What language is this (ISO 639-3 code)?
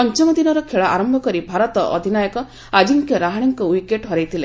ori